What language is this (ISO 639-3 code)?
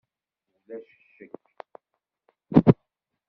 kab